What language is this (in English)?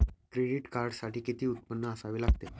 Marathi